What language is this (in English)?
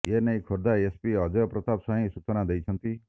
Odia